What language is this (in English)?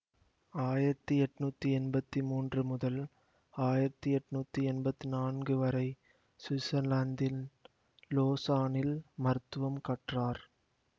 Tamil